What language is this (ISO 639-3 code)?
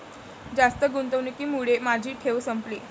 mar